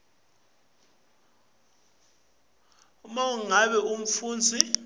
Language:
Swati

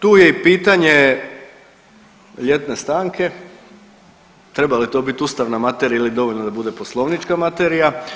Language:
Croatian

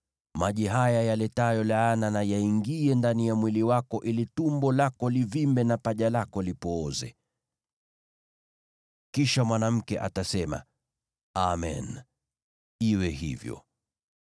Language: Swahili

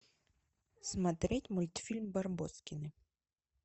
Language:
Russian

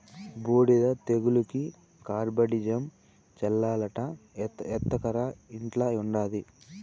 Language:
Telugu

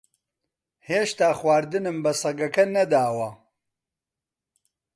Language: Central Kurdish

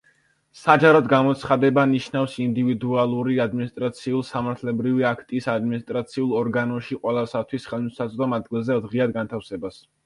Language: Georgian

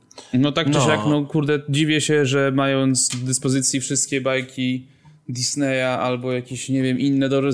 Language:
Polish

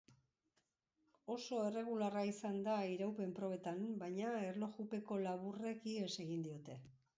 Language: Basque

